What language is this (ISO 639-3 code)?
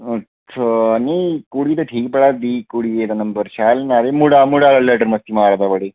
doi